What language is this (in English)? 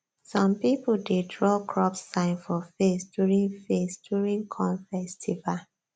Nigerian Pidgin